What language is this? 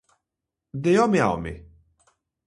Galician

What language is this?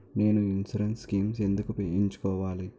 Telugu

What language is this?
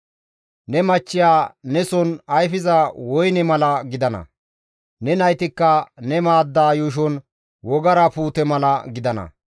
Gamo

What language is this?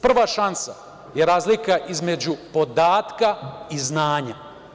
Serbian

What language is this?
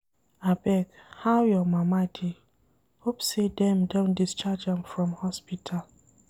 Nigerian Pidgin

